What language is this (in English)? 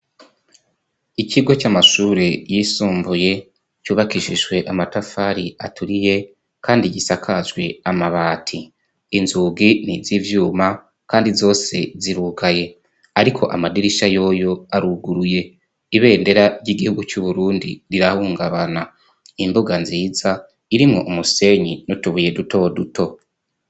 Rundi